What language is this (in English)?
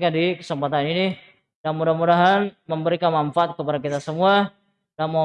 Indonesian